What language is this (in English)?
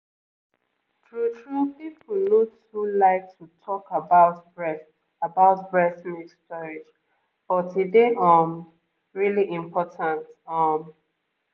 Nigerian Pidgin